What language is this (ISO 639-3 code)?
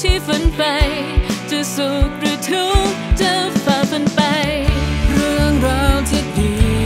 tha